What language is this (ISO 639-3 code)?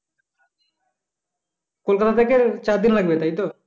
ben